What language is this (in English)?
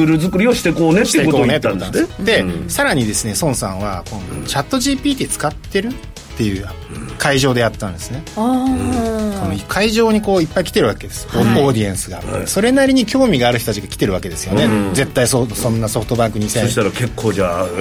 Japanese